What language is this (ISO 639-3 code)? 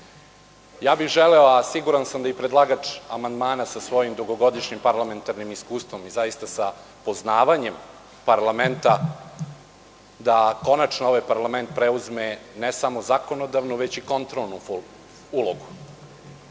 srp